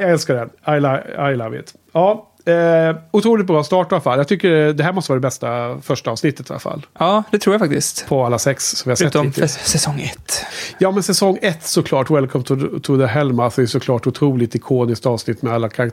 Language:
Swedish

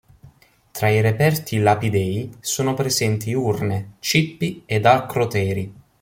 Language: Italian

